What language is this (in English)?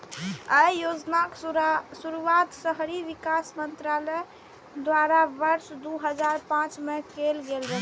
Maithili